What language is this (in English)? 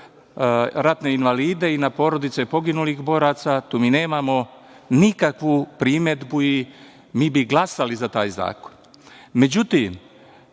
Serbian